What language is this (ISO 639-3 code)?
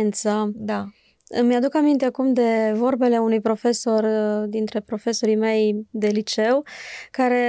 ron